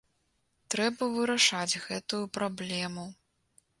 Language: Belarusian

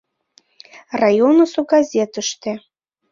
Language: Mari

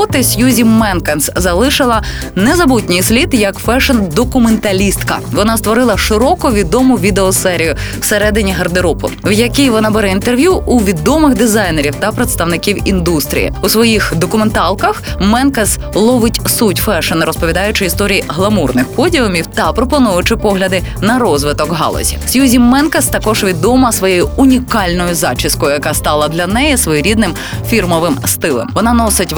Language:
Ukrainian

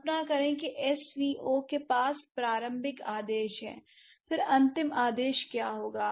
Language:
Hindi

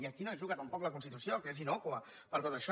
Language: Catalan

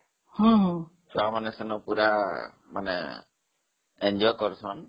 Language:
Odia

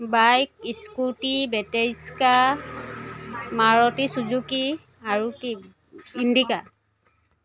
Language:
Assamese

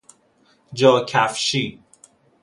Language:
Persian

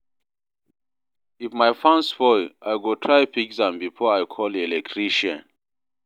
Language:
Nigerian Pidgin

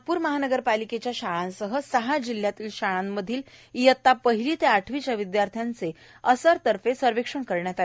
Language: Marathi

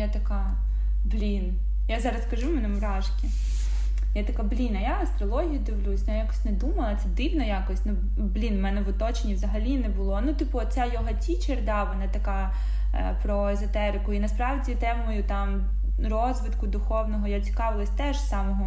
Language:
Ukrainian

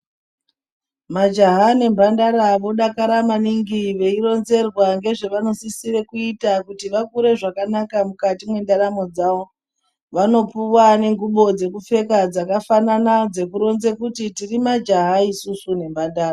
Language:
Ndau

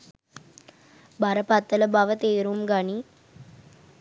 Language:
Sinhala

